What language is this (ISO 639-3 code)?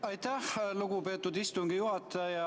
est